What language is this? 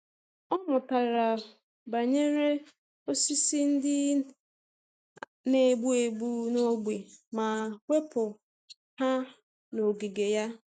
Igbo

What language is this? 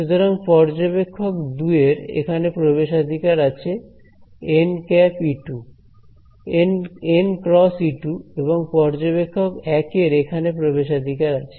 Bangla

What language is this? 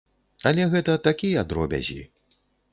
Belarusian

